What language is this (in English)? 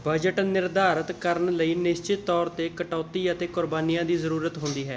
Punjabi